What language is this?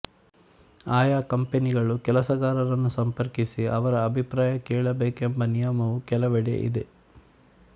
Kannada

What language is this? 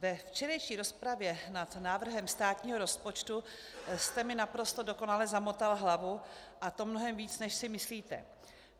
Czech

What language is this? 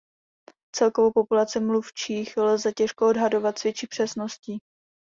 Czech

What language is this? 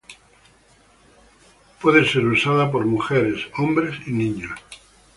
Spanish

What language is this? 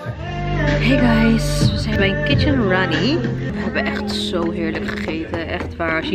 Dutch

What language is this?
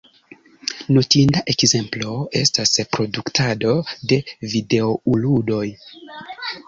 Esperanto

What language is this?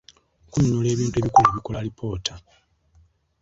Ganda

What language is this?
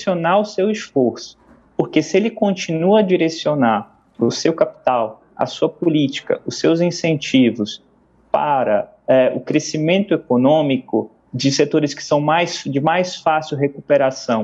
Portuguese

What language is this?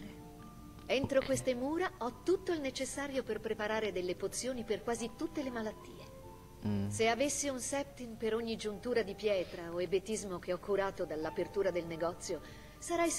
Italian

